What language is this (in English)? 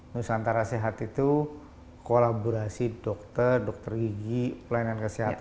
Indonesian